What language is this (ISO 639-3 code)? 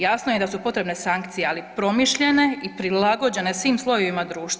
hrv